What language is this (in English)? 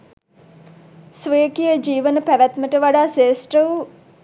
Sinhala